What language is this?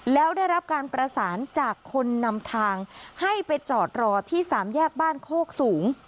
Thai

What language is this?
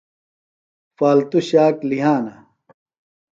Phalura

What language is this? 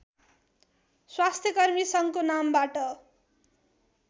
Nepali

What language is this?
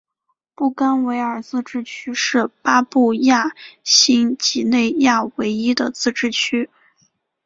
Chinese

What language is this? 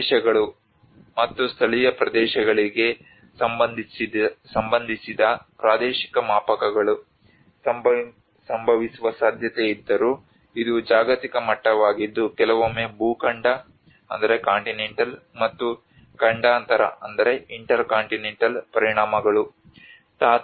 Kannada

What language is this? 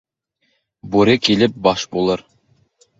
Bashkir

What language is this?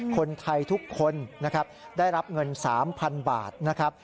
Thai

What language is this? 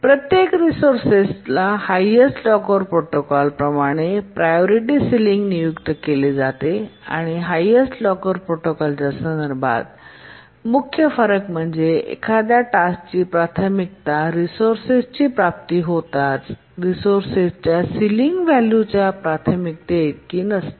Marathi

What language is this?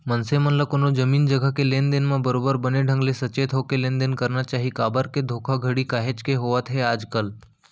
Chhattisgarhi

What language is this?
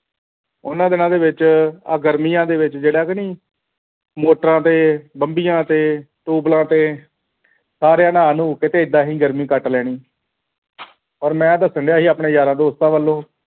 Punjabi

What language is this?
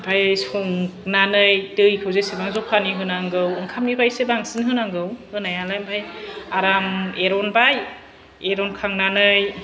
Bodo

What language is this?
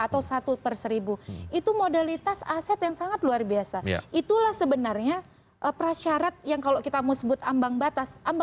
Indonesian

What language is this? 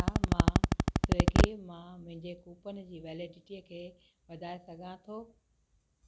Sindhi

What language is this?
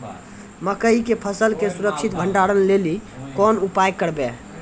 Maithili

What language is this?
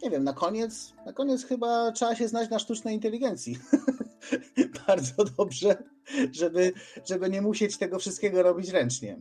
Polish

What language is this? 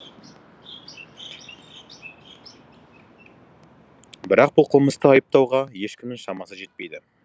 Kazakh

